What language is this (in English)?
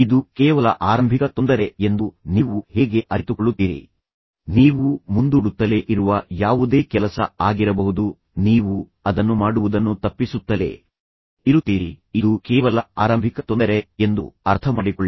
Kannada